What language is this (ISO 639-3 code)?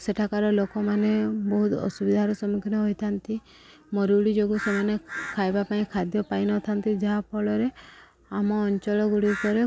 ori